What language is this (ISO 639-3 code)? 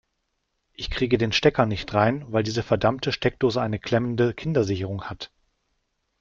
deu